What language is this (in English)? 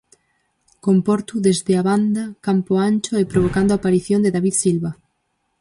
Galician